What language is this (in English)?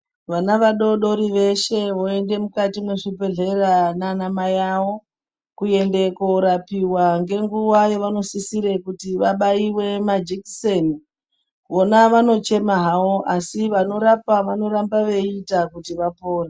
Ndau